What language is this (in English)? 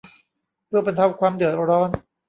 Thai